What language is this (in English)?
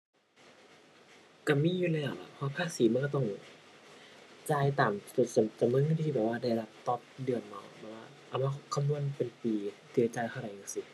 Thai